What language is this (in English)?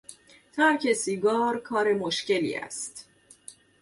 Persian